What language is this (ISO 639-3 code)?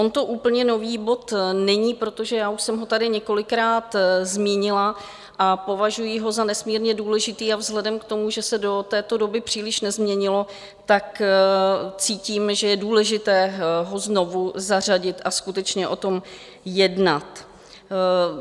ces